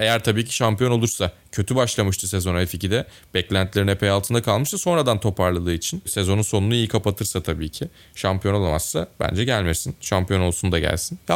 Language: Turkish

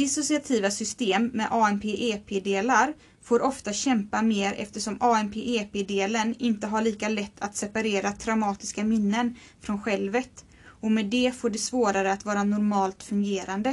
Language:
Swedish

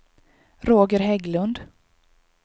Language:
Swedish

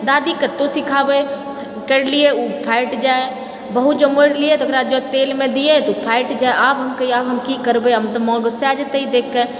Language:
Maithili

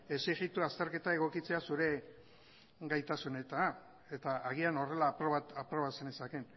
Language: Basque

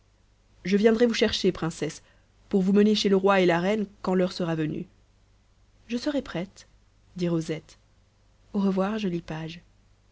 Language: French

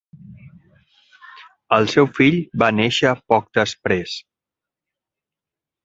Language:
Catalan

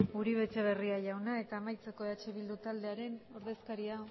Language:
Basque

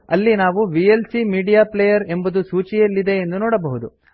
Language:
Kannada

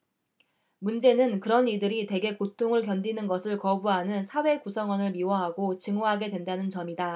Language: Korean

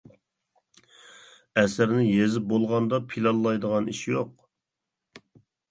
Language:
Uyghur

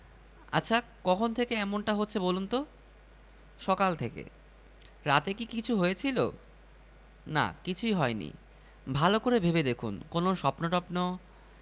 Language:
Bangla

